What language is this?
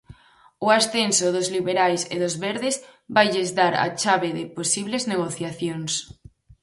Galician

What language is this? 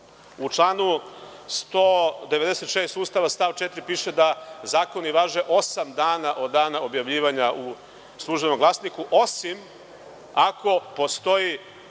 Serbian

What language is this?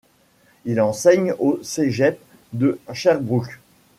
French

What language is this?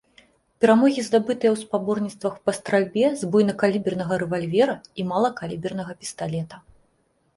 Belarusian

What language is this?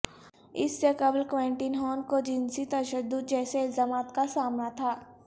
Urdu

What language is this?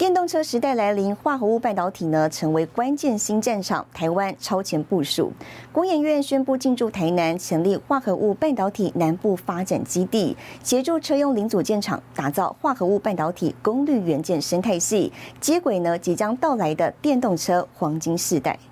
Chinese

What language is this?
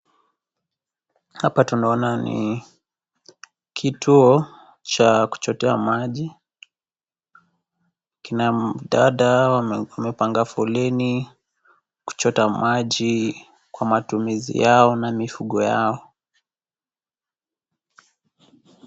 Swahili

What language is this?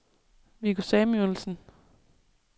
Danish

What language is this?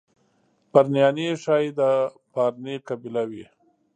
Pashto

